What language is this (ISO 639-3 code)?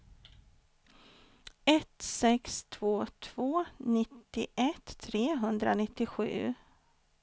swe